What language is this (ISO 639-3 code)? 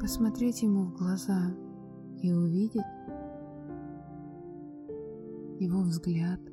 rus